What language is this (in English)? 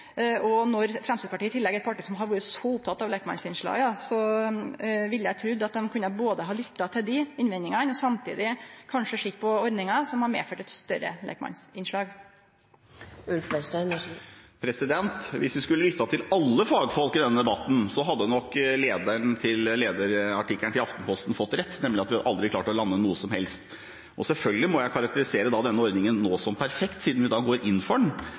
Norwegian